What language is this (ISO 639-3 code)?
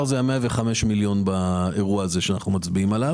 heb